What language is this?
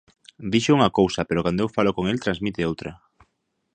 Galician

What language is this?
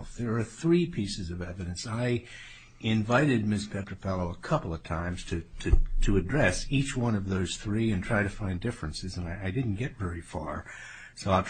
English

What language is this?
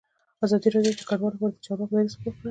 Pashto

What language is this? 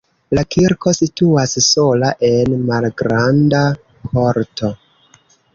Esperanto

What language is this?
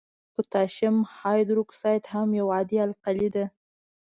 Pashto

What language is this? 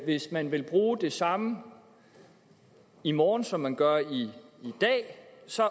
Danish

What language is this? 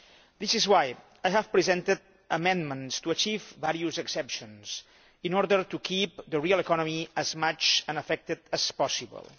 English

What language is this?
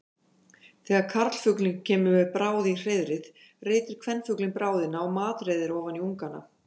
Icelandic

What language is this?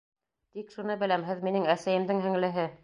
Bashkir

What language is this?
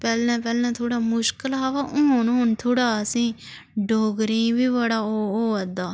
Dogri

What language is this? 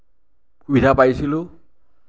Assamese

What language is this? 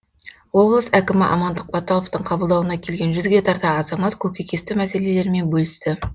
Kazakh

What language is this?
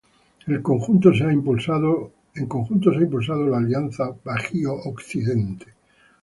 Spanish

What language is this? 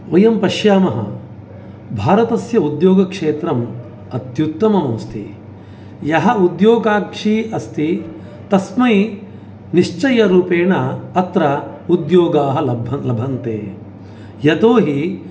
Sanskrit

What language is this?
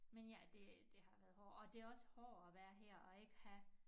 Danish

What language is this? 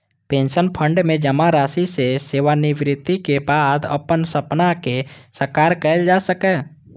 Maithili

